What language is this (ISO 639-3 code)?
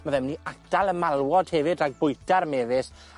cym